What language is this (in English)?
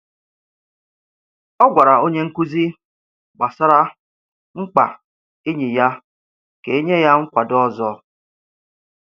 Igbo